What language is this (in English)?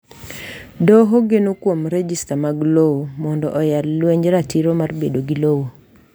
Luo (Kenya and Tanzania)